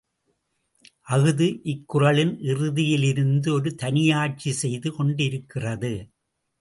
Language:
Tamil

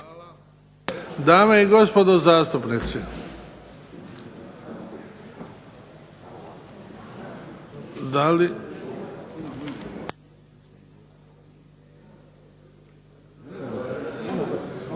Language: Croatian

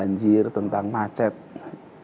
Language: Indonesian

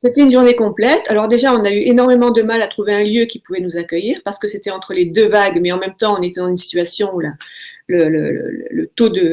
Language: French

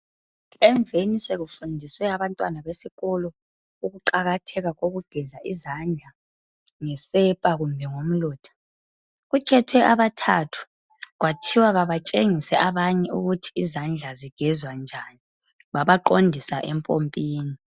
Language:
North Ndebele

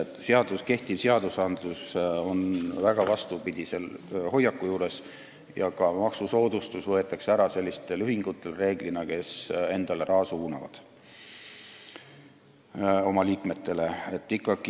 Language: Estonian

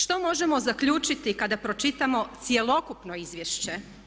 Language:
Croatian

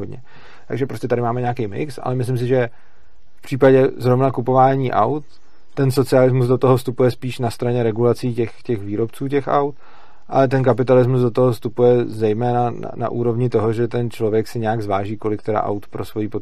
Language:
Czech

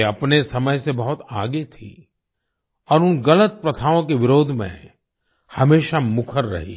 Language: Hindi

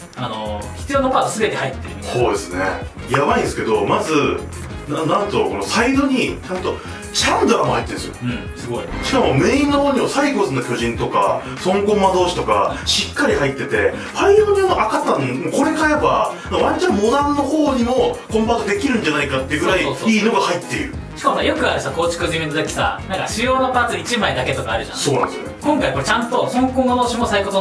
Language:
Japanese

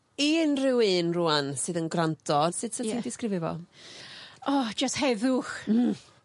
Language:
Welsh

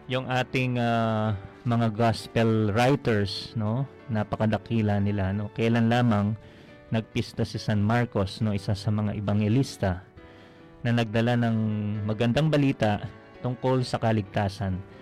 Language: Filipino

